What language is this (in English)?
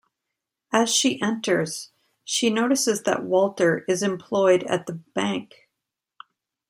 English